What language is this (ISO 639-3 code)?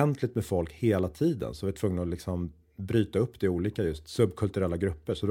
swe